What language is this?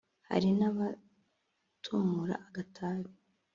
Kinyarwanda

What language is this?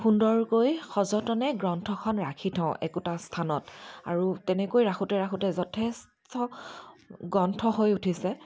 Assamese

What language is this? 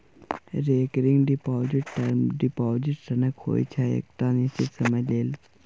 Maithili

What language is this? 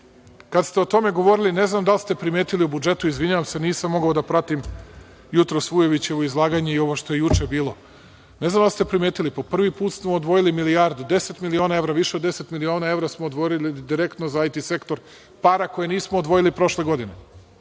Serbian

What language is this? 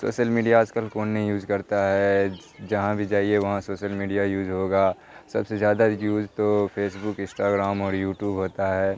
Urdu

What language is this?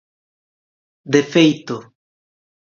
Galician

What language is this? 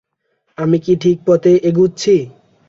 Bangla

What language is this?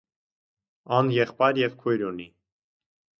Armenian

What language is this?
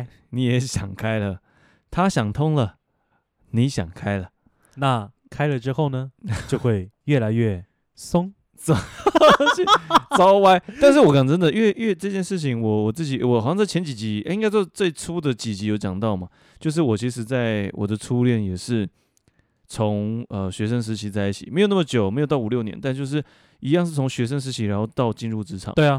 Chinese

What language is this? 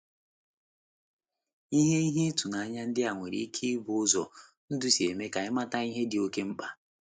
Igbo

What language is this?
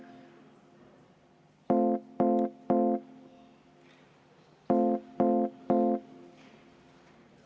Estonian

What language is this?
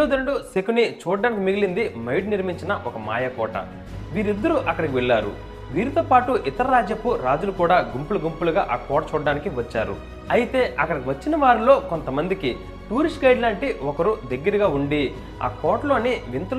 Telugu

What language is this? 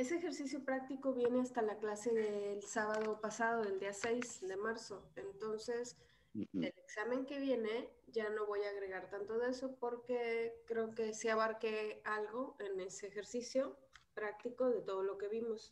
Spanish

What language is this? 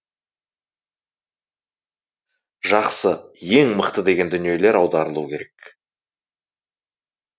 Kazakh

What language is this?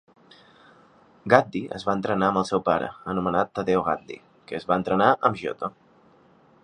Catalan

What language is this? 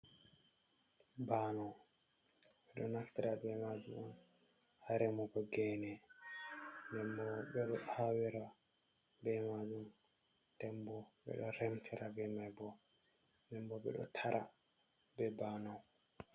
Fula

